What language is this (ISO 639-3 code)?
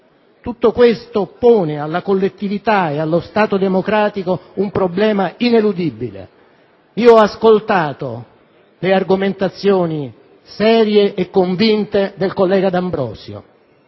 ita